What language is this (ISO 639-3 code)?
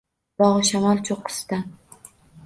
uzb